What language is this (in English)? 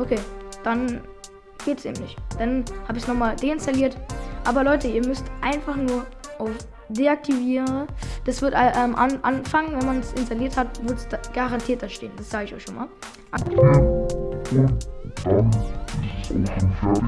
German